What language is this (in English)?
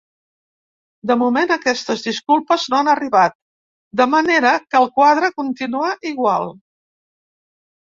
Catalan